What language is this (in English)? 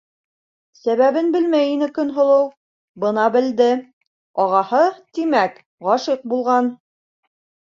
Bashkir